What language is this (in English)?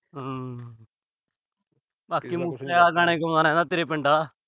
Punjabi